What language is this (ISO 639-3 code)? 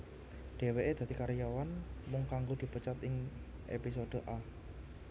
jav